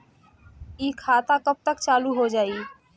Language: Bhojpuri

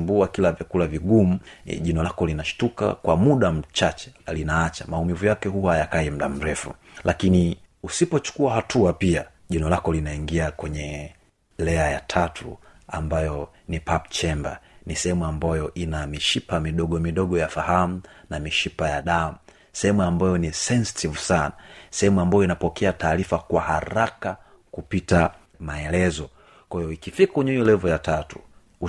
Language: Swahili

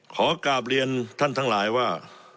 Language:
Thai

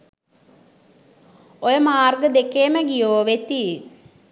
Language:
Sinhala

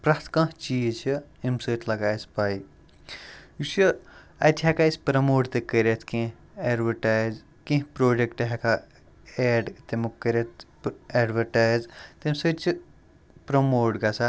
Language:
Kashmiri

